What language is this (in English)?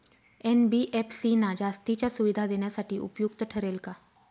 Marathi